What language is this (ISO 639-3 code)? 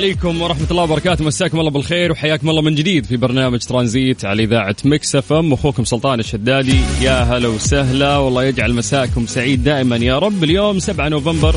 ara